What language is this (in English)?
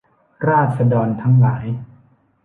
Thai